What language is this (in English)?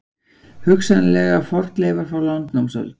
Icelandic